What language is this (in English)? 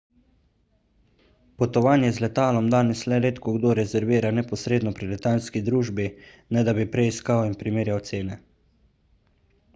Slovenian